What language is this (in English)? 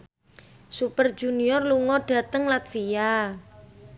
Javanese